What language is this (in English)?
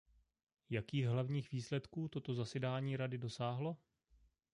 Czech